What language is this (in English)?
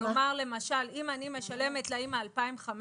Hebrew